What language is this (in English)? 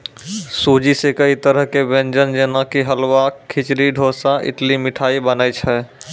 Maithili